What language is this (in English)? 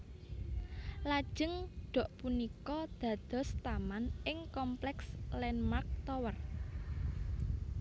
Javanese